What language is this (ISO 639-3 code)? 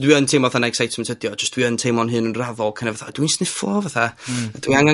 cym